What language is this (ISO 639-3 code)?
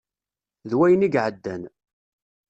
kab